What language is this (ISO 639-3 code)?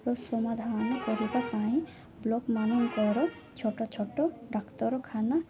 ori